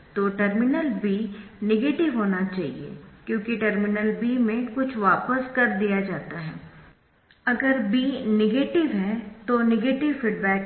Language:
Hindi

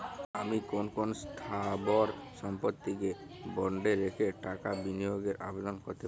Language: Bangla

